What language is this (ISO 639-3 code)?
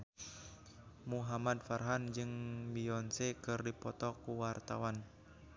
sun